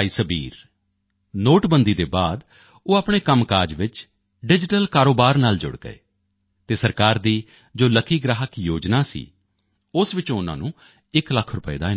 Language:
Punjabi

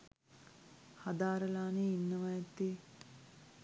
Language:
Sinhala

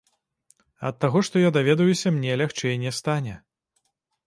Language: Belarusian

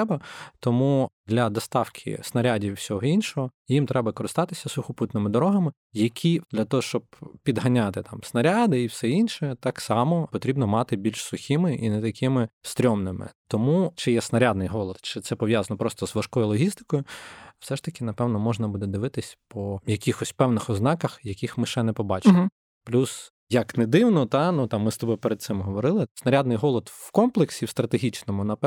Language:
Ukrainian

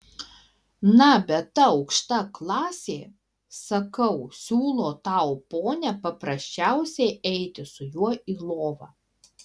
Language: Lithuanian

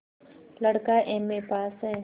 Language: Hindi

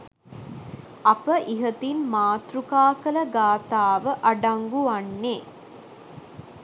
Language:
Sinhala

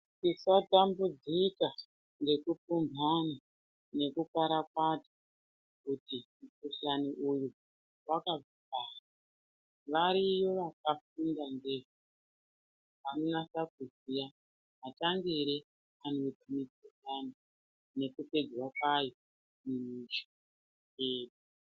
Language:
Ndau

